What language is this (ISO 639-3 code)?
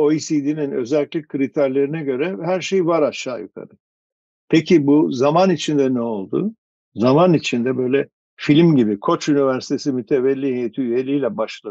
tur